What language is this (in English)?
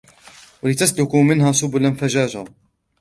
Arabic